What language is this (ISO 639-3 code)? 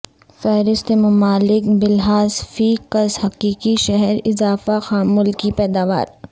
urd